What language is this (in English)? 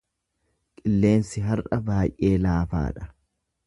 Oromo